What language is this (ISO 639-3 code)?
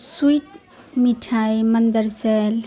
urd